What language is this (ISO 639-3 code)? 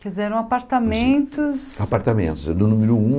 por